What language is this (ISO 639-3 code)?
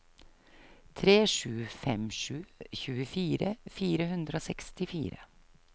nor